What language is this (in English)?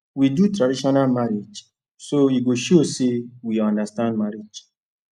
Nigerian Pidgin